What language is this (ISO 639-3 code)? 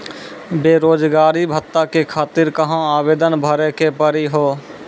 mai